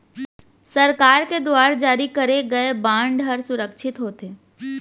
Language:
Chhattisgarhi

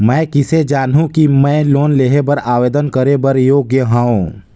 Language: Chhattisgarhi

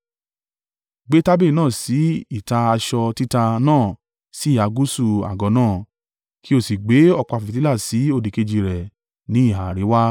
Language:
Yoruba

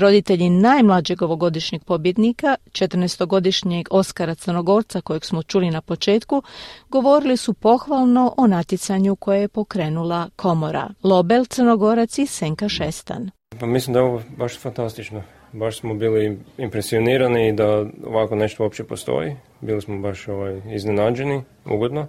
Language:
Croatian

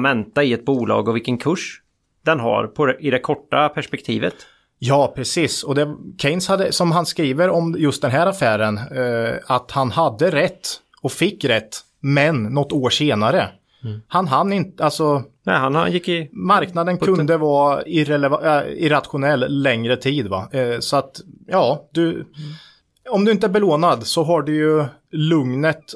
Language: Swedish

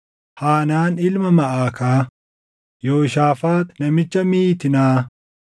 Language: Oromo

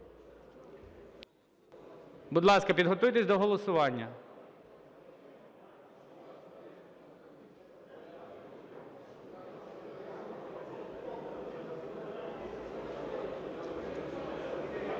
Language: Ukrainian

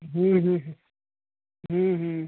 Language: Sindhi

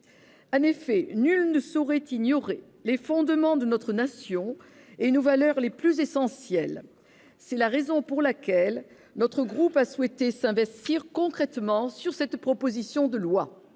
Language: French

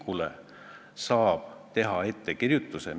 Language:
Estonian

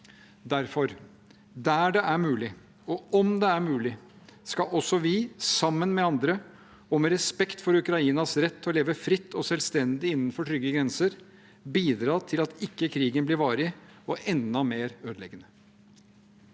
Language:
Norwegian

